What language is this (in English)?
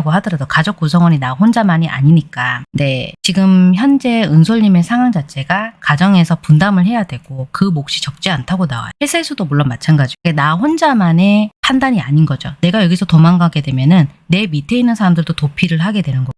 Korean